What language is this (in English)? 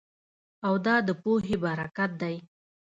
Pashto